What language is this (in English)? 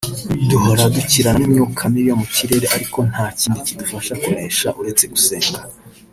Kinyarwanda